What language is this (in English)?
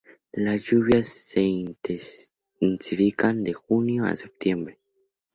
Spanish